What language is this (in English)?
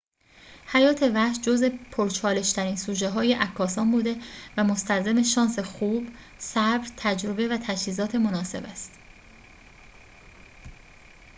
Persian